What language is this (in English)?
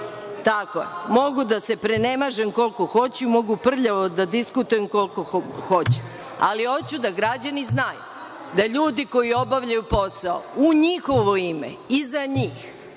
Serbian